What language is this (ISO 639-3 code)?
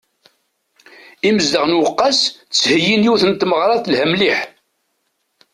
kab